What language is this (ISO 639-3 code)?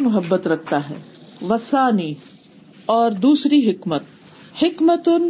urd